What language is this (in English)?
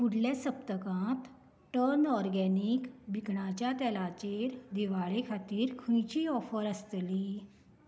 Konkani